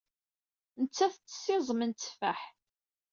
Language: Kabyle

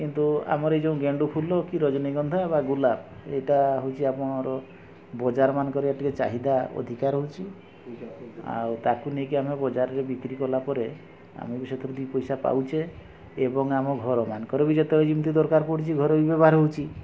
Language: Odia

